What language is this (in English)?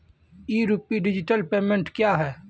Maithili